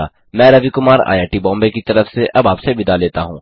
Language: Hindi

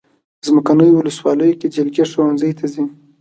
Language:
Pashto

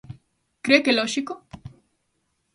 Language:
Galician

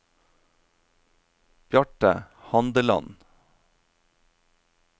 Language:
Norwegian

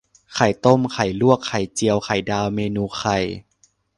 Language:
Thai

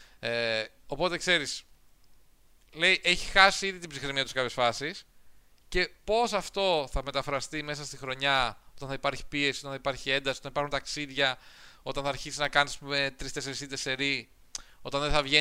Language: Greek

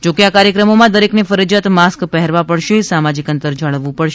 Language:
Gujarati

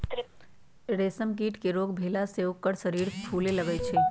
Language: Magahi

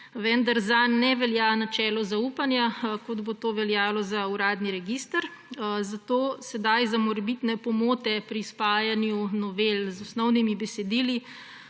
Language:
Slovenian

